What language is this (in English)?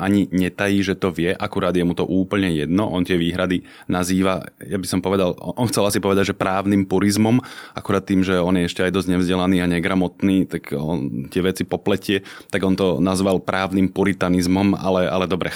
Slovak